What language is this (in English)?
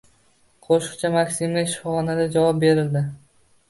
Uzbek